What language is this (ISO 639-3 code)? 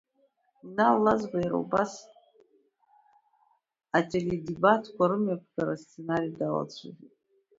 abk